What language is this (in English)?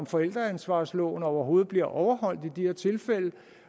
Danish